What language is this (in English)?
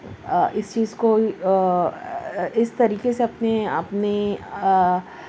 Urdu